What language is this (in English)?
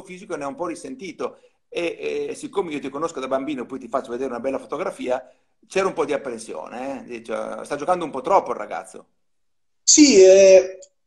Italian